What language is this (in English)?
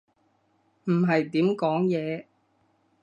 Cantonese